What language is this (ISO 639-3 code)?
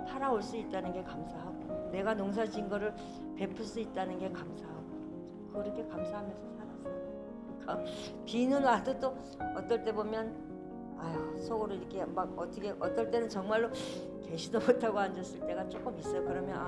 kor